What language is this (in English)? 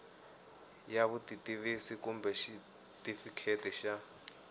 Tsonga